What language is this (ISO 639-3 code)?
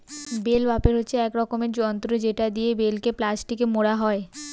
ben